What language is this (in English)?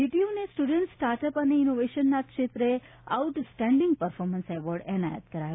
Gujarati